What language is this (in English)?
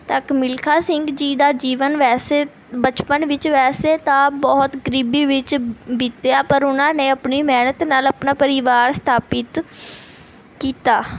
Punjabi